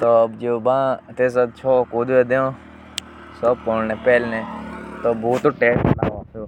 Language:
Jaunsari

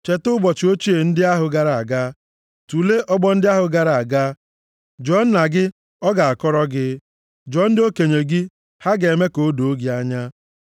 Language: Igbo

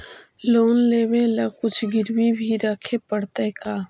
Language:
Magahi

